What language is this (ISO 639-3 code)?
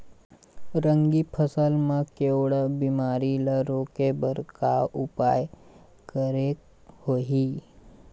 hne